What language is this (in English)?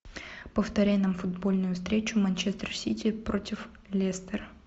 Russian